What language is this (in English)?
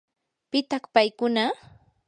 Yanahuanca Pasco Quechua